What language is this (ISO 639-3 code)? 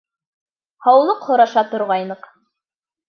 bak